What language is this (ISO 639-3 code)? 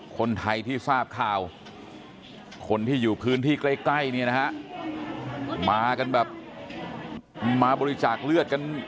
tha